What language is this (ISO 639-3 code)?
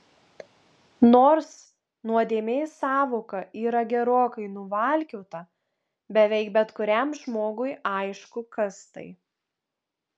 lit